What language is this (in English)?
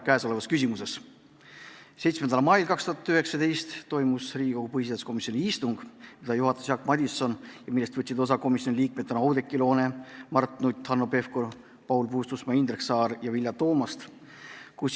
Estonian